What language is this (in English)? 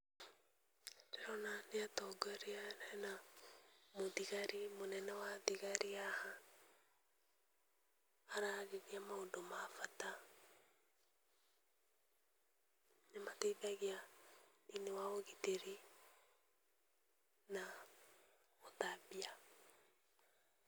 Kikuyu